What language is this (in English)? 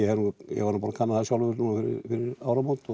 Icelandic